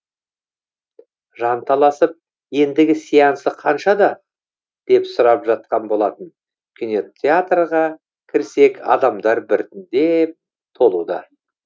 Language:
Kazakh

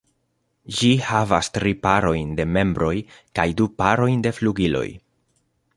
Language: Esperanto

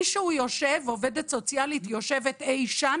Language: Hebrew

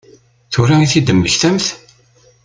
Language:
Kabyle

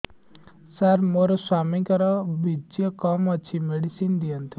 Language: Odia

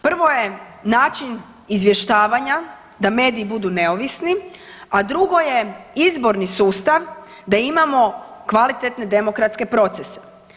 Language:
Croatian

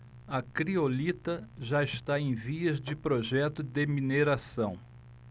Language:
Portuguese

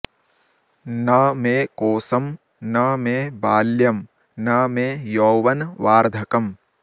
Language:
Sanskrit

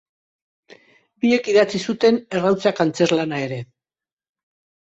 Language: Basque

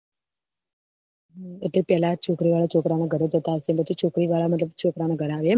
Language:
Gujarati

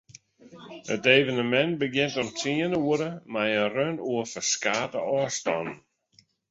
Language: Western Frisian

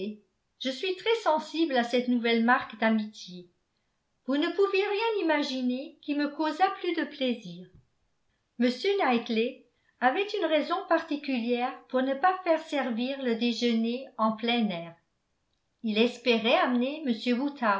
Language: French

